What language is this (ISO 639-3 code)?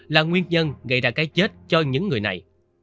vie